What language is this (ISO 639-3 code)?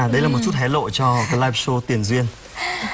vie